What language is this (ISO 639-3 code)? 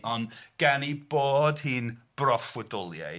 cym